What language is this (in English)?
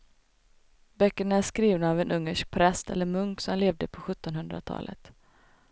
Swedish